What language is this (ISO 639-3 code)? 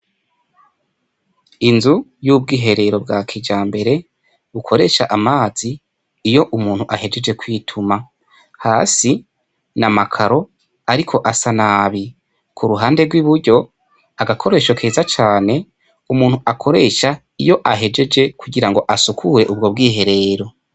run